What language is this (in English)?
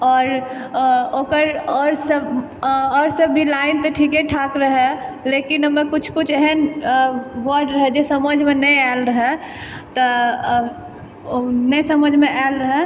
Maithili